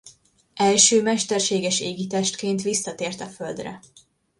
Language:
Hungarian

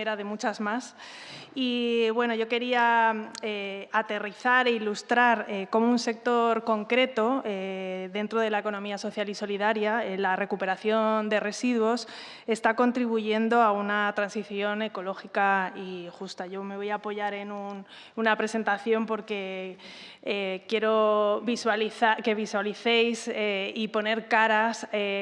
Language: Spanish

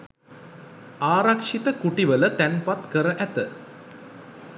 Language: Sinhala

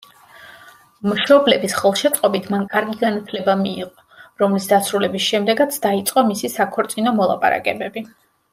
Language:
Georgian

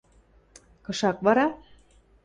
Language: Western Mari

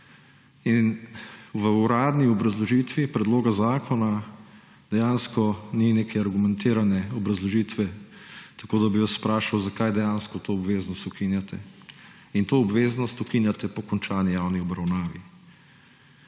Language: Slovenian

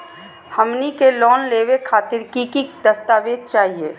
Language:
Magahi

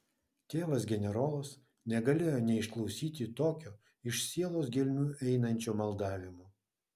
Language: Lithuanian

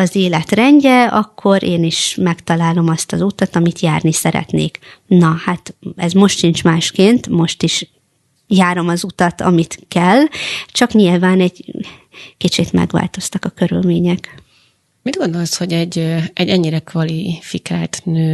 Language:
Hungarian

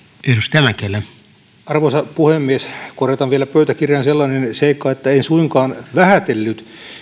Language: Finnish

